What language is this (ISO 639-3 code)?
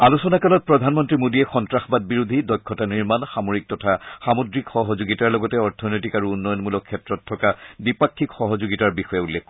asm